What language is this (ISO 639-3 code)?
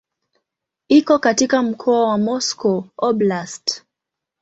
swa